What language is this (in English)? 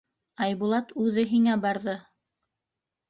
Bashkir